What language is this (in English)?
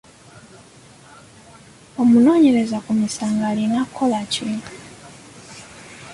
Ganda